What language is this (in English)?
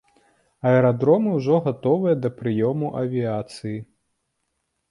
Belarusian